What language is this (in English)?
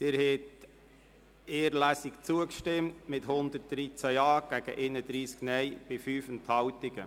Swiss German